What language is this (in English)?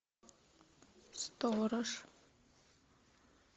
Russian